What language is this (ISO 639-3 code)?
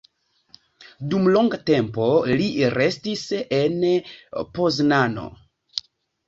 epo